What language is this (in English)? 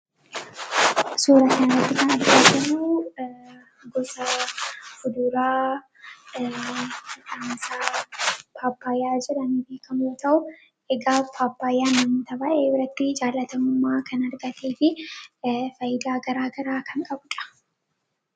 Oromo